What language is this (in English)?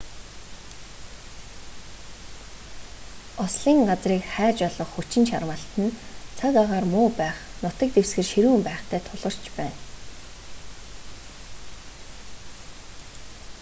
Mongolian